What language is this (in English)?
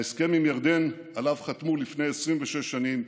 Hebrew